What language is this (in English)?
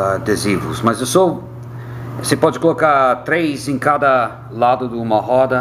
Portuguese